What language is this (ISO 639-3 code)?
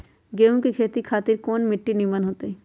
mag